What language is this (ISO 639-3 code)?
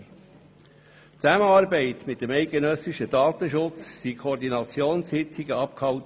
gsw